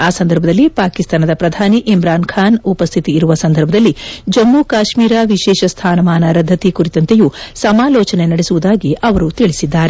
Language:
Kannada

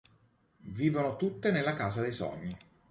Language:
Italian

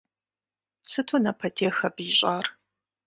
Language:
Kabardian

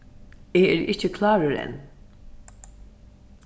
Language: Faroese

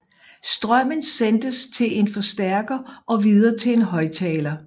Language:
Danish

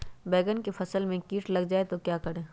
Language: Magahi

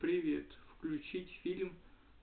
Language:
Russian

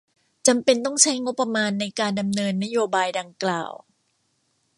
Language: Thai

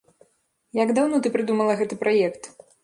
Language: Belarusian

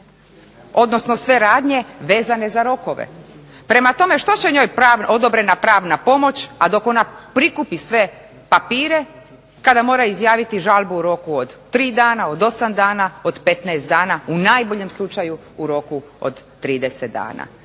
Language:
Croatian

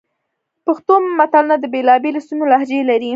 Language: Pashto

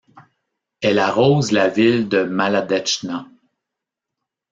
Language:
French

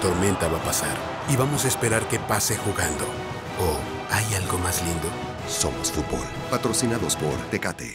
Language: Spanish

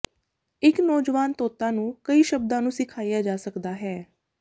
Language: Punjabi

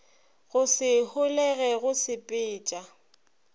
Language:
Northern Sotho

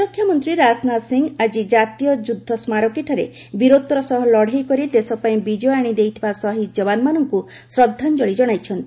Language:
Odia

